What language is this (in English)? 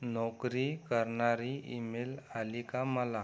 Marathi